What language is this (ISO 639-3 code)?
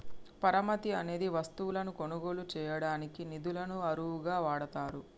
tel